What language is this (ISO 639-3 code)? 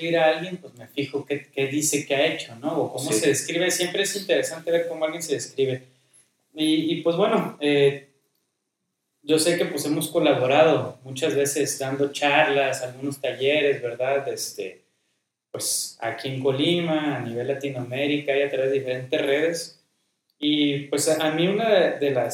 spa